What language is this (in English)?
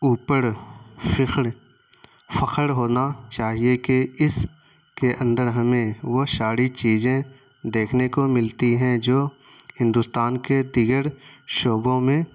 Urdu